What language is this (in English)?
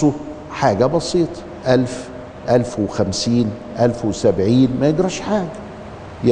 Arabic